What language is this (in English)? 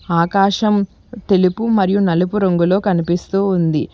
Telugu